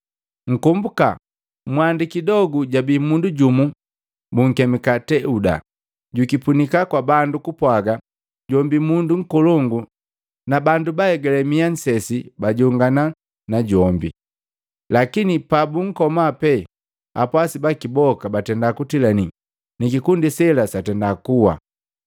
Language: Matengo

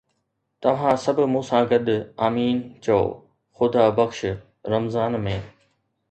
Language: Sindhi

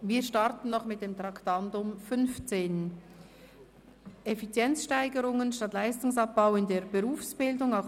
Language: Swiss German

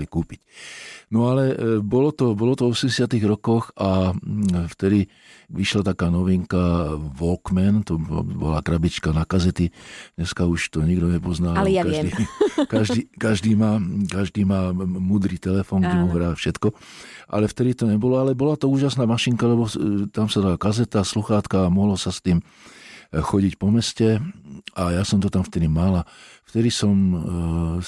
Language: Slovak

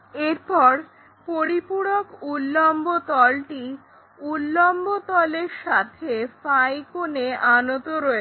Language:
Bangla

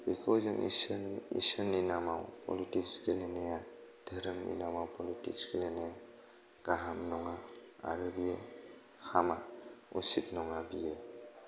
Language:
Bodo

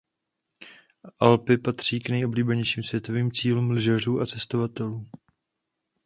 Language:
Czech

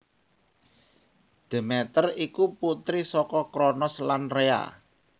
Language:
Javanese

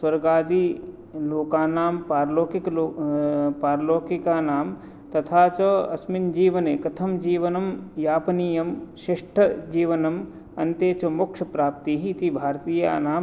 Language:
Sanskrit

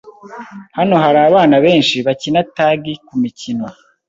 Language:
Kinyarwanda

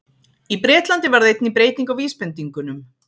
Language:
Icelandic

